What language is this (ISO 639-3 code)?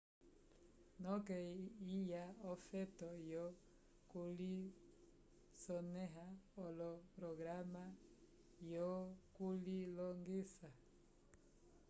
umb